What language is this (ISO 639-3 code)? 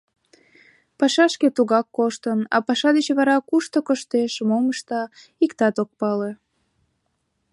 chm